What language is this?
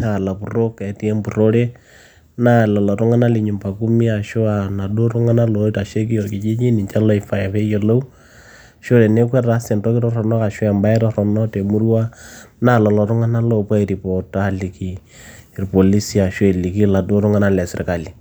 Masai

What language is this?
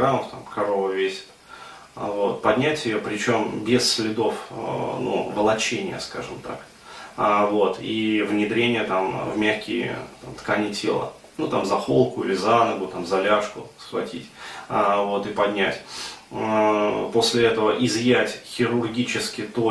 Russian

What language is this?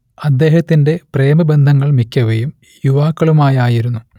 Malayalam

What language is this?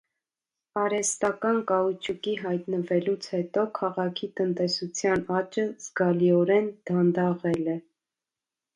Armenian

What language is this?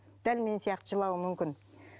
Kazakh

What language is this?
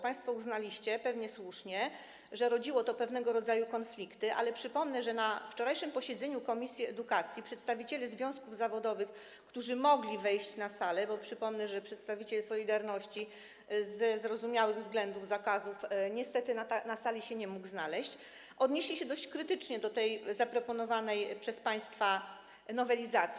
Polish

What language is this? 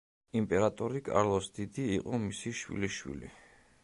Georgian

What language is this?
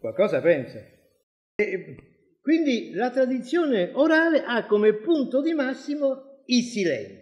Italian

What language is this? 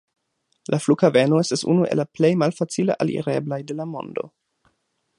Esperanto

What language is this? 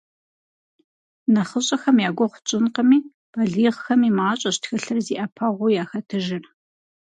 Kabardian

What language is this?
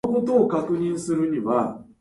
Japanese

